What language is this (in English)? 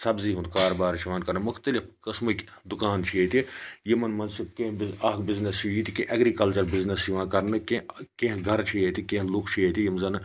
Kashmiri